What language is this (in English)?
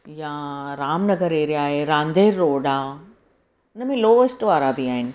Sindhi